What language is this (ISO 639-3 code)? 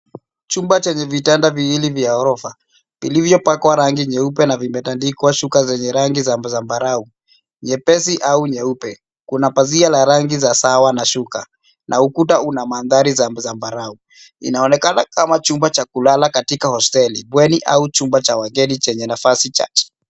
swa